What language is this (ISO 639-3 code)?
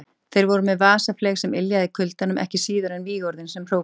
isl